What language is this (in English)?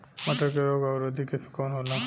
Bhojpuri